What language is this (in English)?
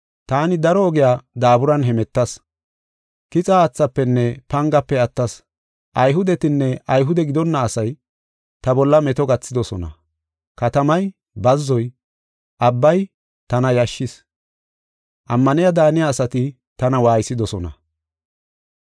Gofa